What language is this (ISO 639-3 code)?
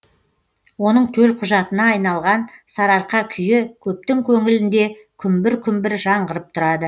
kaz